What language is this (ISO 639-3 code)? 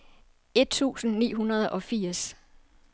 dan